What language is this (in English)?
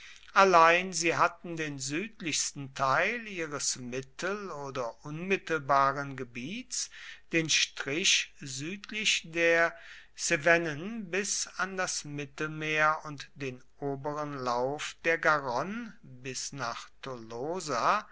German